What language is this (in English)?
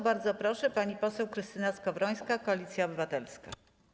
Polish